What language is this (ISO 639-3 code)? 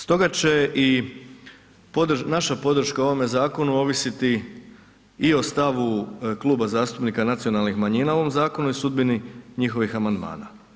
hrv